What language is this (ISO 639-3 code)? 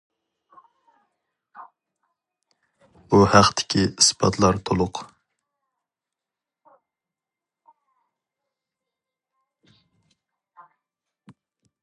uig